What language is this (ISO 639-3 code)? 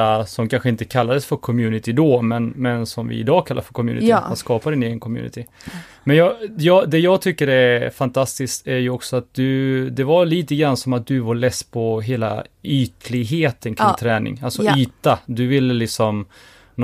swe